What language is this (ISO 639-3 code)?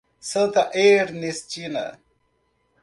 por